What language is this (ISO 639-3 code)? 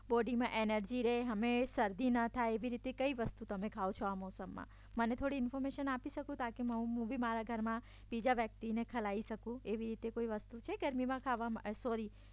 guj